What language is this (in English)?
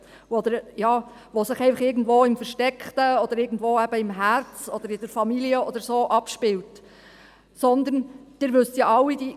Swiss German